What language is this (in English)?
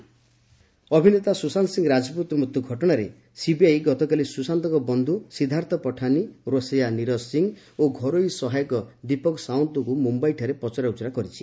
Odia